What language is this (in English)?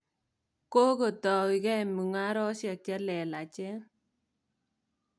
Kalenjin